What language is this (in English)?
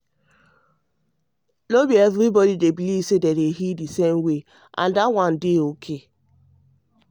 Nigerian Pidgin